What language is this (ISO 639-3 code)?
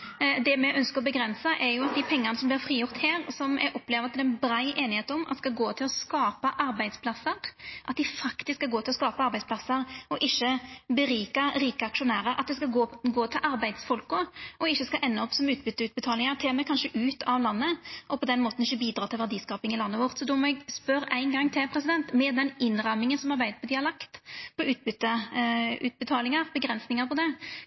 nor